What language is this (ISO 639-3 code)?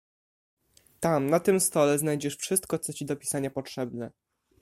pol